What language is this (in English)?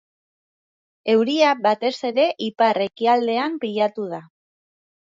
Basque